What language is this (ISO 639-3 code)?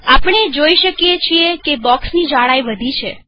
guj